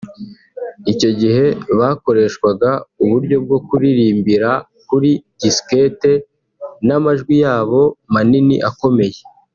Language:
Kinyarwanda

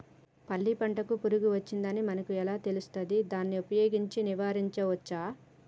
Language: Telugu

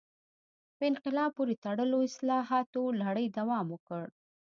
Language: Pashto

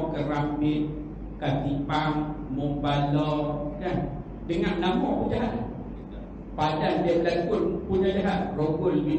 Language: Malay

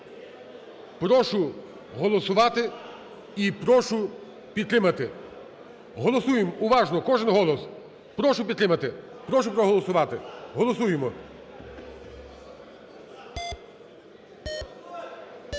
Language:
Ukrainian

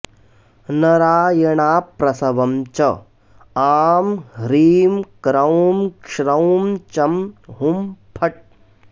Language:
Sanskrit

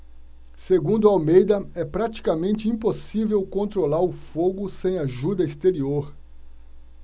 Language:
Portuguese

